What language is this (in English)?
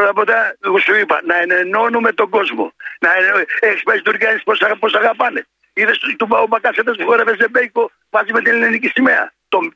Greek